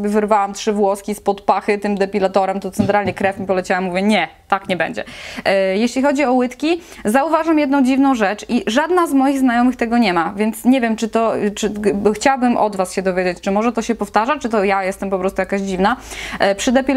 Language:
Polish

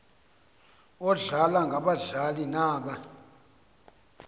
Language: Xhosa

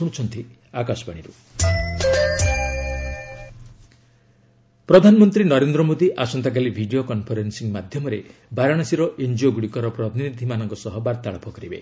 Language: Odia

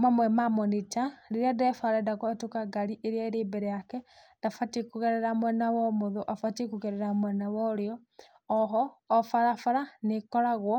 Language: Kikuyu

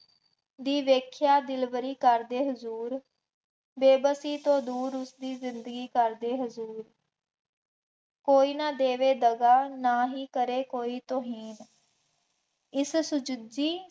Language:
Punjabi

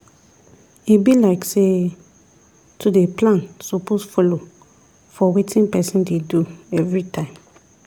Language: Nigerian Pidgin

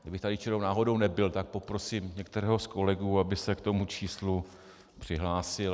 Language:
Czech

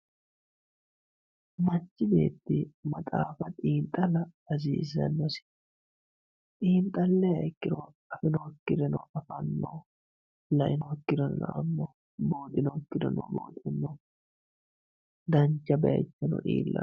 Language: Sidamo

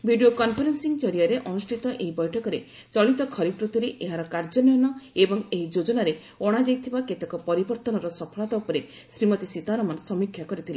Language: Odia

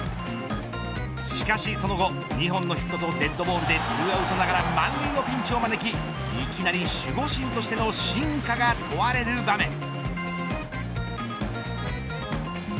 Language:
Japanese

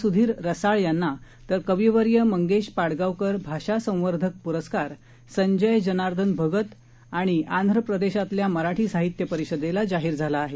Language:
Marathi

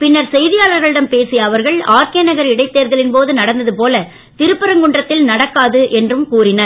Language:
Tamil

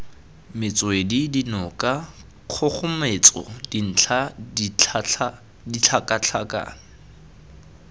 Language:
Tswana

